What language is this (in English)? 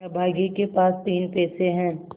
Hindi